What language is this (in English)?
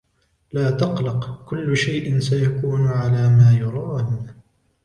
Arabic